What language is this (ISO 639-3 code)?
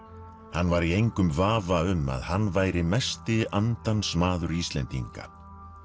isl